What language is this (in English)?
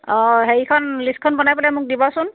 Assamese